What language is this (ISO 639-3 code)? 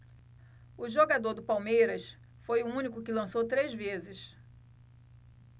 por